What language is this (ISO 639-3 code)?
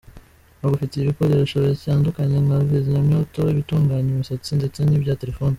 kin